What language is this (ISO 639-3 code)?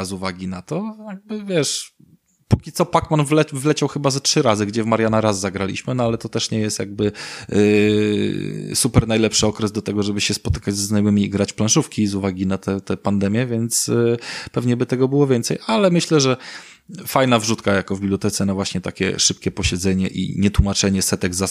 pol